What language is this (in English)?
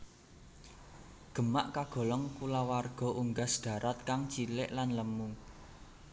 Javanese